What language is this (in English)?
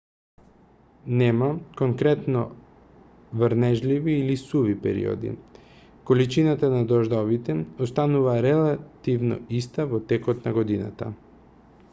Macedonian